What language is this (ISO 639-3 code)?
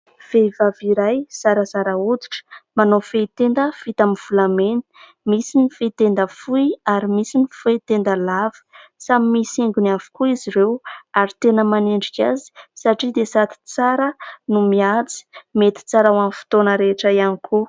mlg